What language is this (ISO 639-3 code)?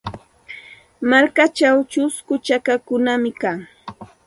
qxt